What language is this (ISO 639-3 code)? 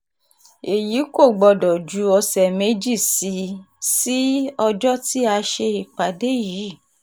yor